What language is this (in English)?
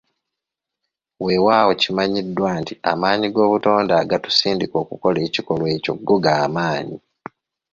Ganda